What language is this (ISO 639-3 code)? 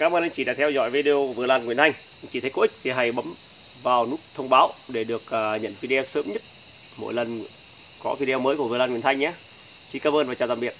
vie